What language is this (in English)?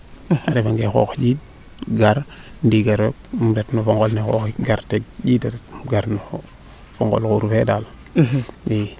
Serer